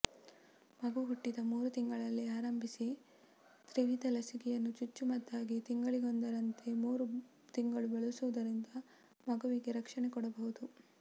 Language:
Kannada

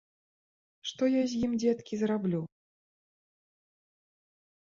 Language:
Belarusian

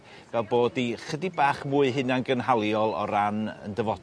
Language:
Welsh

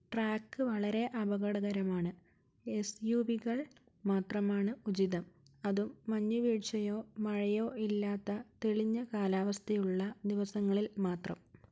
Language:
Malayalam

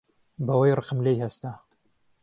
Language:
Central Kurdish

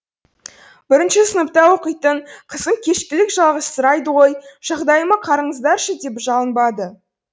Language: Kazakh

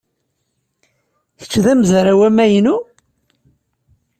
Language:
Kabyle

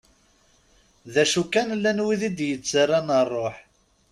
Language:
Kabyle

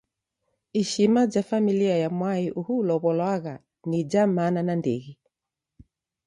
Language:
Taita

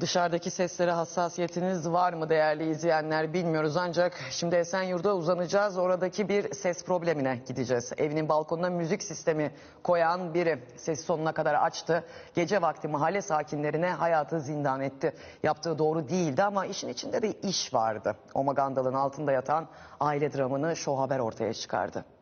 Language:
Turkish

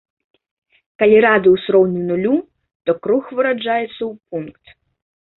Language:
Belarusian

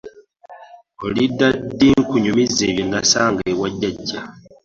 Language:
Ganda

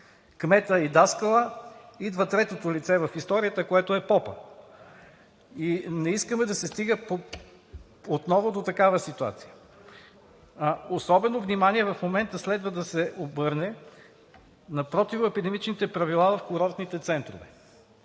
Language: Bulgarian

